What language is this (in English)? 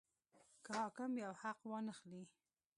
Pashto